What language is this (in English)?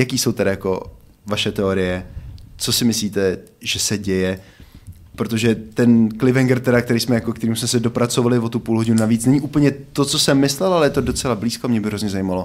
Czech